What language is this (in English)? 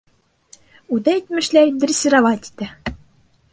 Bashkir